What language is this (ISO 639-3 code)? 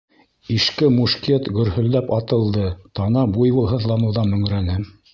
bak